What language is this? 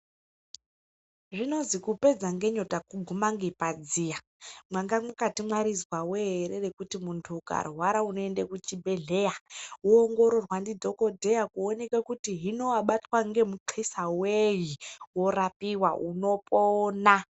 Ndau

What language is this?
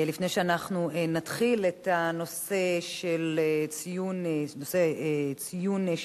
Hebrew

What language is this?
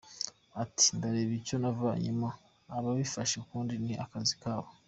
Kinyarwanda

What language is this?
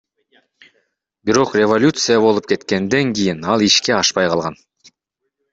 Kyrgyz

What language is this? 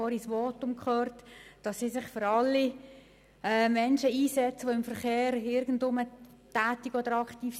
Swiss German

